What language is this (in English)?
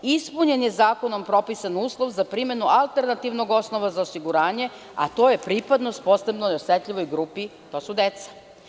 Serbian